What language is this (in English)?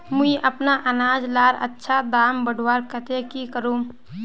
Magahi